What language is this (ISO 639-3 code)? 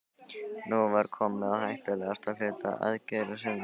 isl